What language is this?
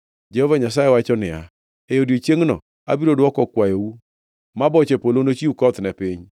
Luo (Kenya and Tanzania)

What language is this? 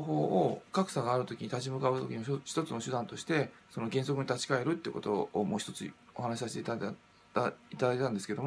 Japanese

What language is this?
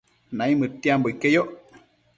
Matsés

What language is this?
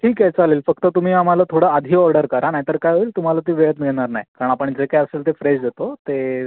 Marathi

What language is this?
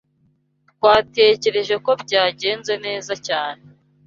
Kinyarwanda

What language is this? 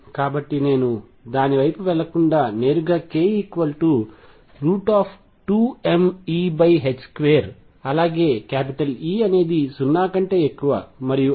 Telugu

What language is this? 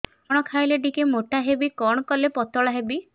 Odia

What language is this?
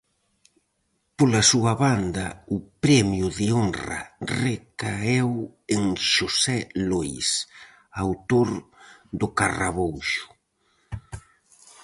Galician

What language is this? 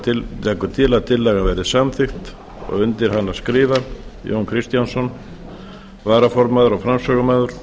Icelandic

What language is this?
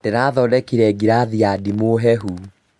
Kikuyu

